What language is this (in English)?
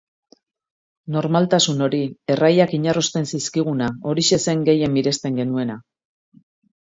Basque